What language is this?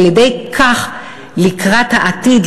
Hebrew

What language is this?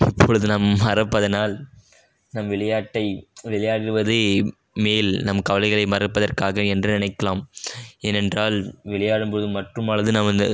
Tamil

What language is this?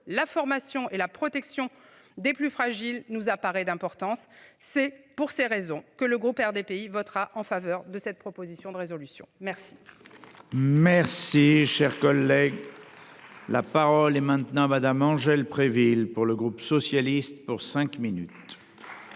French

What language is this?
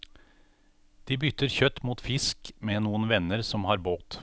Norwegian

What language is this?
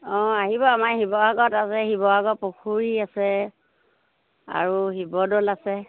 Assamese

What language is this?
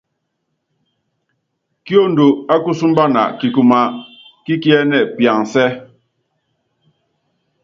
Yangben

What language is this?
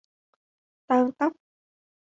Vietnamese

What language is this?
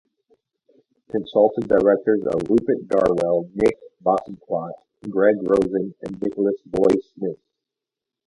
English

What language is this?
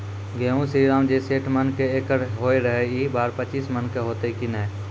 Maithili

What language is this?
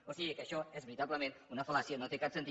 Catalan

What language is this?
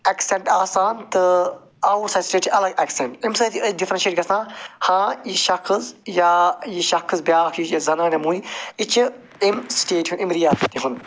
Kashmiri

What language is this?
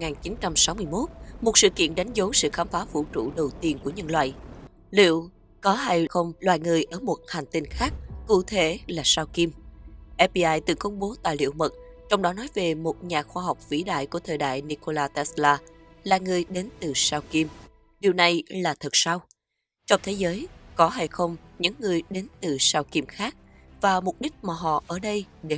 Vietnamese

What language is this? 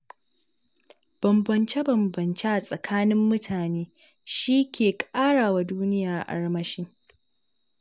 Hausa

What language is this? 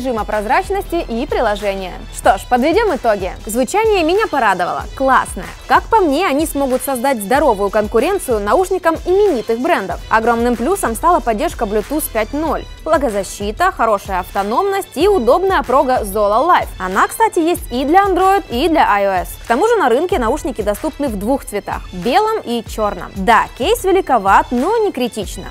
Russian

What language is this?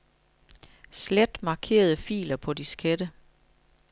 Danish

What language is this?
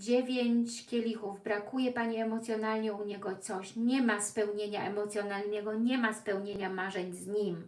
Polish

